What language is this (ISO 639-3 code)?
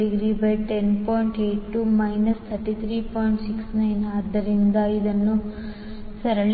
kan